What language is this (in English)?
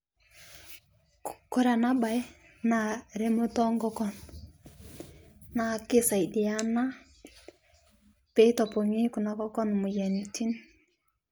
Masai